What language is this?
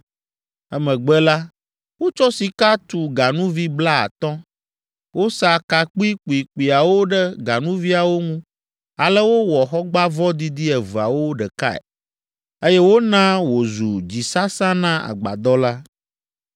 Ewe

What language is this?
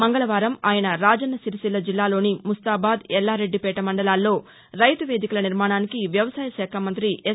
Telugu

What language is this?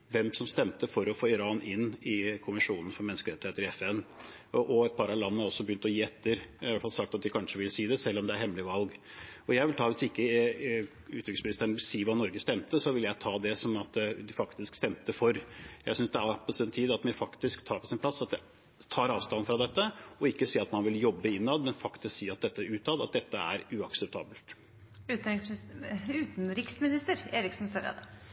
Norwegian Bokmål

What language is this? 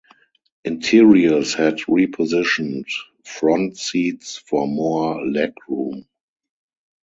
English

